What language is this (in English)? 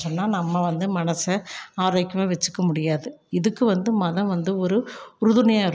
Tamil